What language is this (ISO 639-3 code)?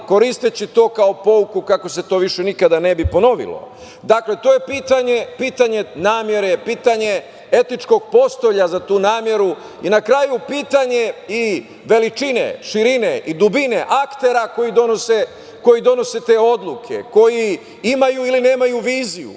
srp